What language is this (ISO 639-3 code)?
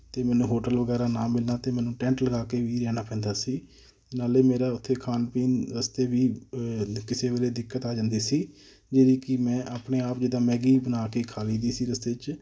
pan